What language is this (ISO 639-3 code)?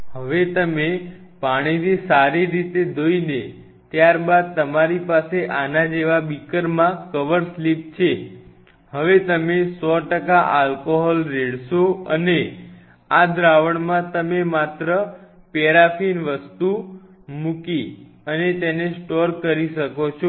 guj